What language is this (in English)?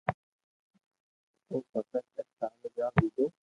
Loarki